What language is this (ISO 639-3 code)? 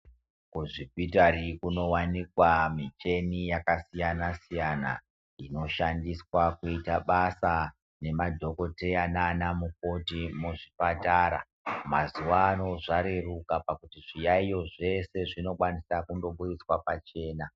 ndc